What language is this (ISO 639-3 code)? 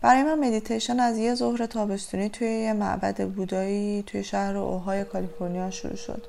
fas